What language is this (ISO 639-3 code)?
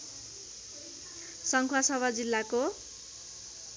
nep